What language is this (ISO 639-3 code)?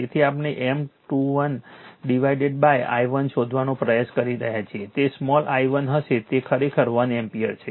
guj